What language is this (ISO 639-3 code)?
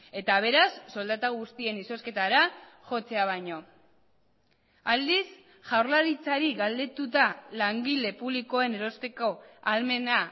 eus